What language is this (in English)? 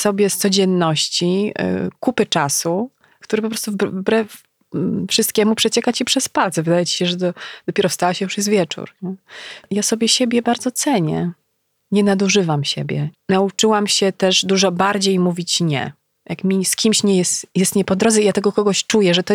Polish